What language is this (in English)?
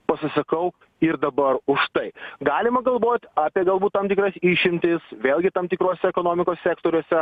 Lithuanian